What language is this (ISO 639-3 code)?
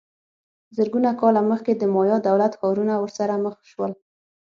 pus